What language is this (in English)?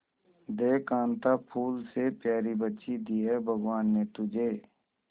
Hindi